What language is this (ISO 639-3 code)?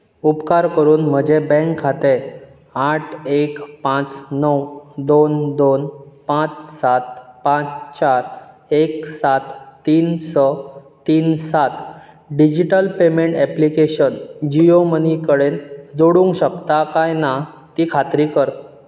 kok